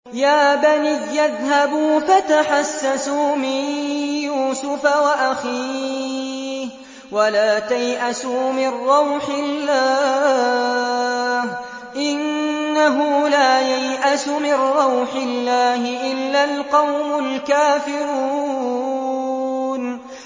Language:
Arabic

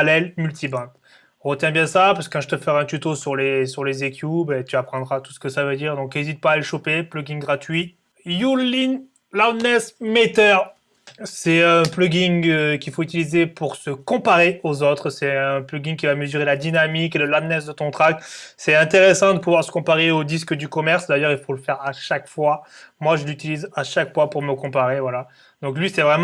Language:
French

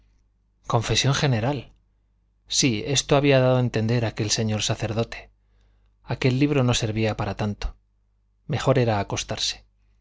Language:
Spanish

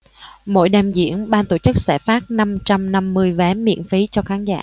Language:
Vietnamese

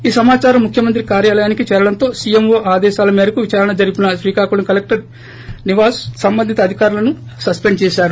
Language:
Telugu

